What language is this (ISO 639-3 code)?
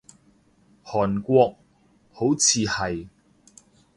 yue